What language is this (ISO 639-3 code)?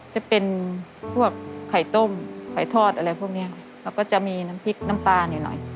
tha